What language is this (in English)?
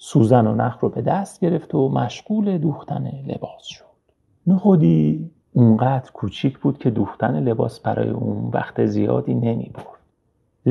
Persian